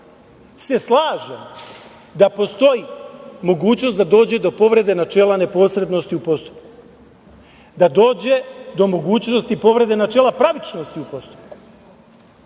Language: Serbian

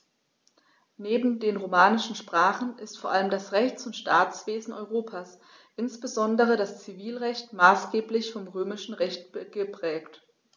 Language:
German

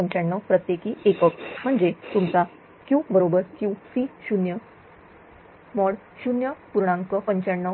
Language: Marathi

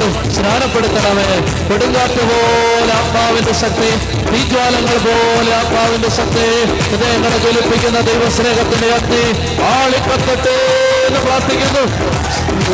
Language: Malayalam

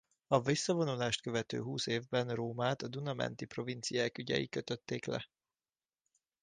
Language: Hungarian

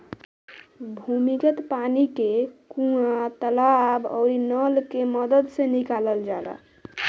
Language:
Bhojpuri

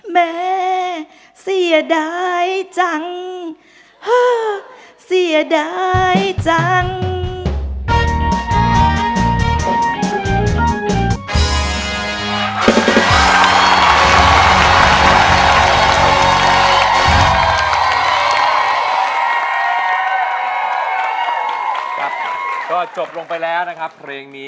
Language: Thai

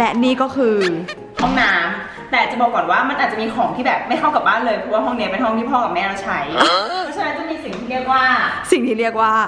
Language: Thai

